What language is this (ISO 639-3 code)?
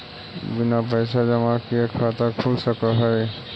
mag